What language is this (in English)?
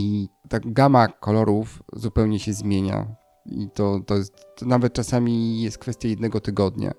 Polish